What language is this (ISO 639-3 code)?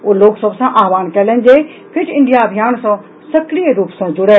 mai